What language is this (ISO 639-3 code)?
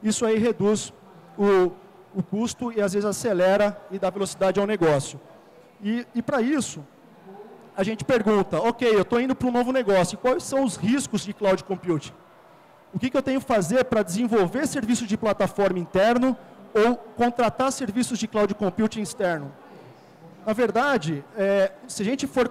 por